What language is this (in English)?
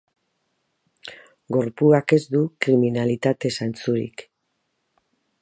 Basque